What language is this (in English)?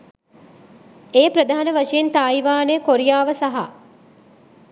Sinhala